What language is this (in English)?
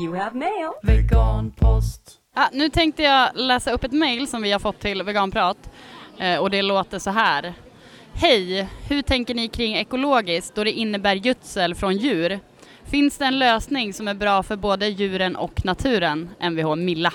Swedish